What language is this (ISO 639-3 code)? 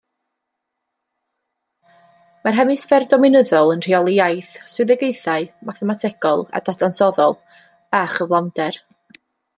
cym